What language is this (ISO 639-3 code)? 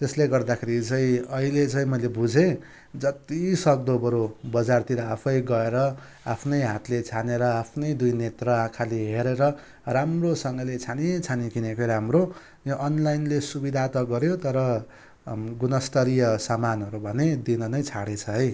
nep